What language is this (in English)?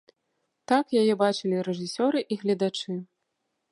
Belarusian